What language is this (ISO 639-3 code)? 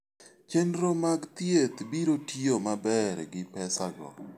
luo